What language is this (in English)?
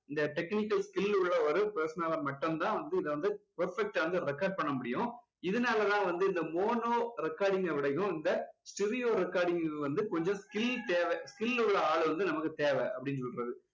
Tamil